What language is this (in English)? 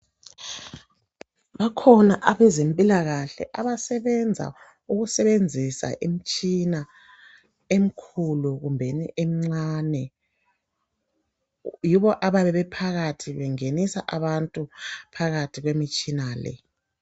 North Ndebele